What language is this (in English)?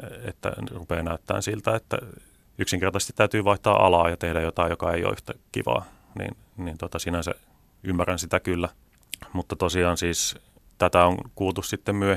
Finnish